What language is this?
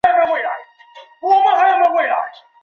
Chinese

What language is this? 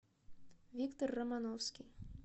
Russian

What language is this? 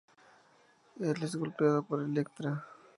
Spanish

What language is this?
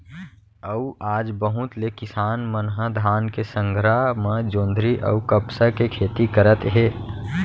Chhattisgarhi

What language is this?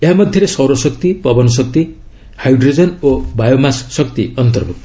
Odia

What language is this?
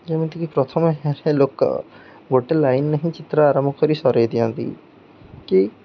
Odia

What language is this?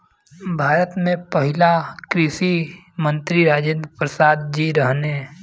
Bhojpuri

